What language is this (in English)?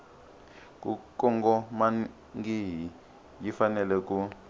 Tsonga